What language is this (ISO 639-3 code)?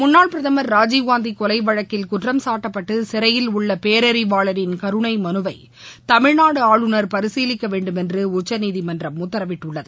tam